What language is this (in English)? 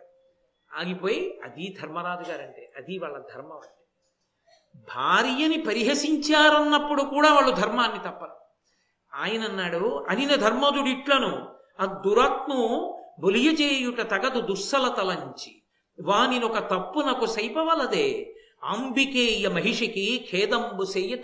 Telugu